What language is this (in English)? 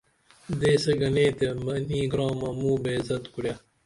Dameli